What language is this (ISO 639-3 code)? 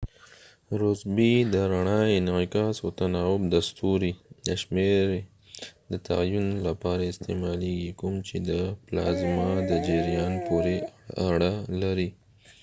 pus